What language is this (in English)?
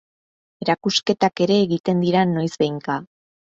Basque